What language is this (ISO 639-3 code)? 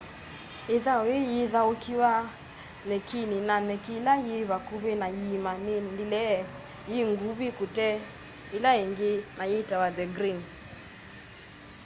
kam